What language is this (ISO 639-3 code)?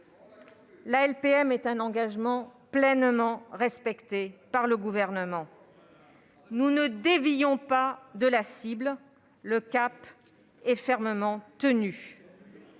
fra